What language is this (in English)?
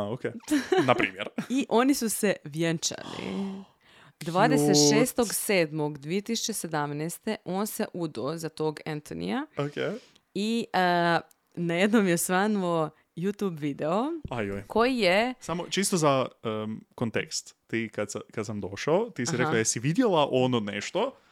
Croatian